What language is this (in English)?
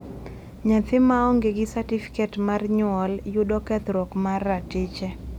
Luo (Kenya and Tanzania)